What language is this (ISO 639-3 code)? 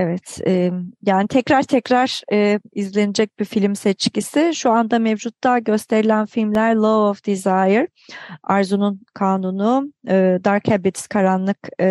tur